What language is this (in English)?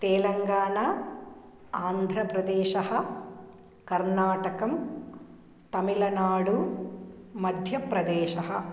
Sanskrit